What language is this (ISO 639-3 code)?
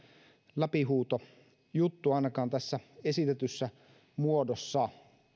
fin